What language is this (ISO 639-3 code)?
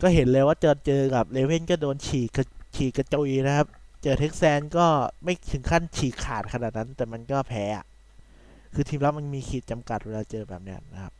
tha